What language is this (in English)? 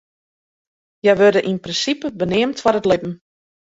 Western Frisian